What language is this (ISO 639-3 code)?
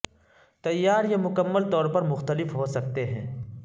urd